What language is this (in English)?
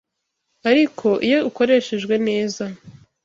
Kinyarwanda